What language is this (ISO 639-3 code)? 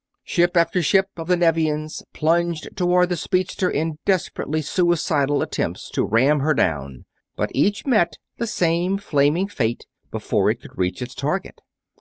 eng